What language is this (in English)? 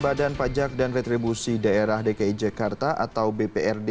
Indonesian